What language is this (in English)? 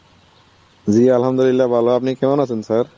Bangla